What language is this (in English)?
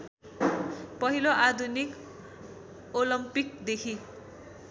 Nepali